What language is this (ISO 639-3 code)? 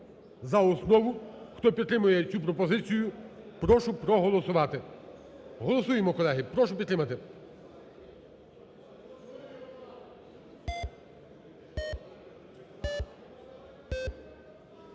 ukr